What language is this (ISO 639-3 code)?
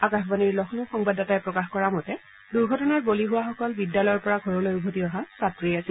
asm